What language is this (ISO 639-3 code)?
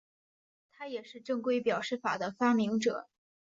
zho